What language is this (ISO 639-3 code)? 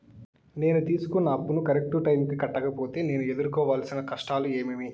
tel